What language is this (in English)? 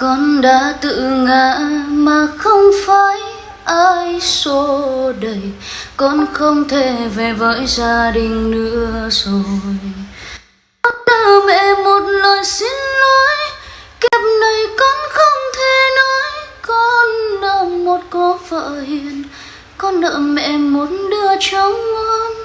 Vietnamese